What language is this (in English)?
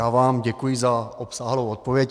Czech